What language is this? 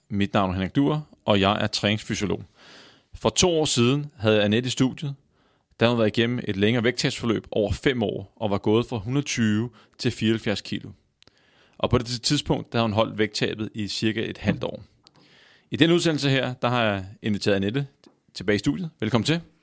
Danish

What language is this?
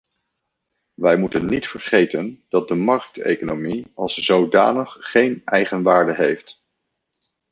Dutch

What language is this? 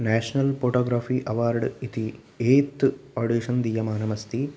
Sanskrit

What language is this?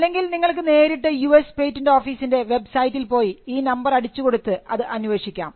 Malayalam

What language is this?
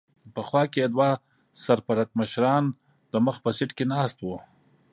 Pashto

